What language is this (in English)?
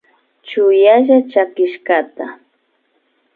Imbabura Highland Quichua